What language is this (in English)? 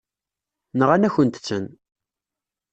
Kabyle